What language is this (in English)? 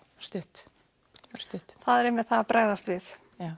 Icelandic